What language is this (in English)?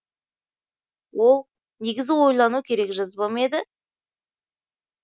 Kazakh